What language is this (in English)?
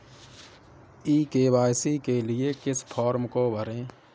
Hindi